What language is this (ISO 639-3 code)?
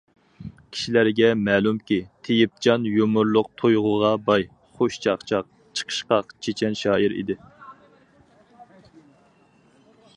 uig